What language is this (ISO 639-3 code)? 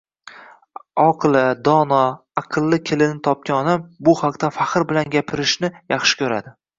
uzb